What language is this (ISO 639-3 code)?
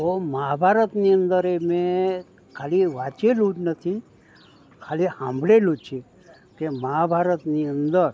guj